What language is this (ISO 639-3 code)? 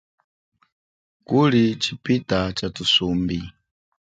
cjk